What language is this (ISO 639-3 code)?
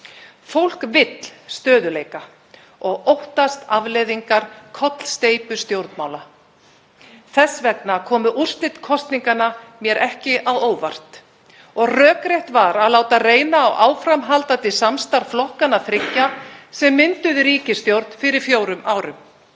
isl